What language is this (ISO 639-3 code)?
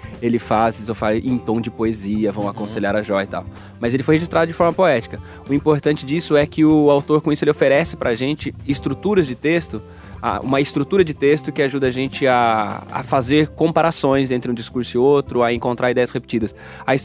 por